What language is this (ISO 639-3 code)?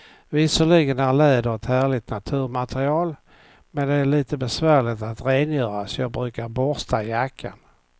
swe